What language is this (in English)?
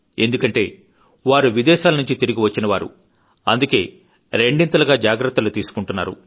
Telugu